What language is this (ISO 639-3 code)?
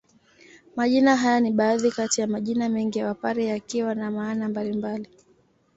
swa